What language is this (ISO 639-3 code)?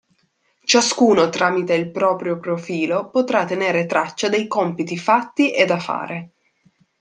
ita